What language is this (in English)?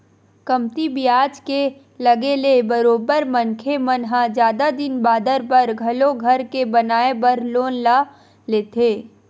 Chhattisgarhi